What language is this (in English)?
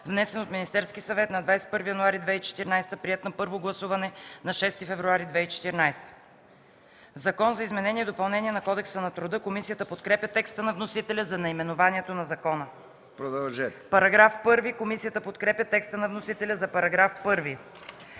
Bulgarian